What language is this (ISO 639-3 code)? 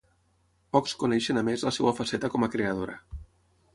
cat